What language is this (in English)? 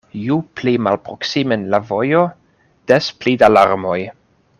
Esperanto